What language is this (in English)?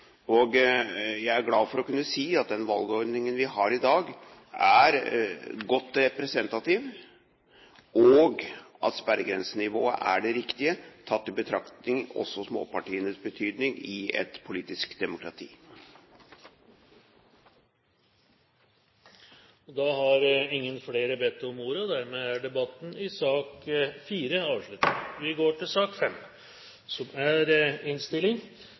Norwegian Bokmål